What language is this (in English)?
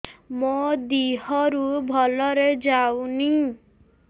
Odia